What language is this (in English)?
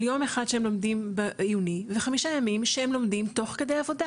Hebrew